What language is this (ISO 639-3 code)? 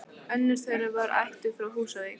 isl